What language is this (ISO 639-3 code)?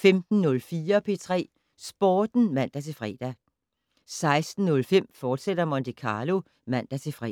dan